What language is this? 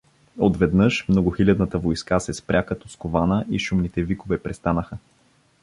Bulgarian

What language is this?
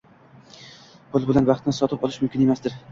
Uzbek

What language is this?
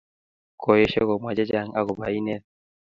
Kalenjin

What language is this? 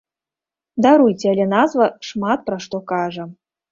Belarusian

